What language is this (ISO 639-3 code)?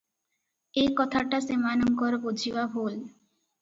ori